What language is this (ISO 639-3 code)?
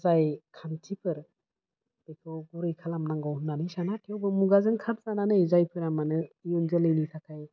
brx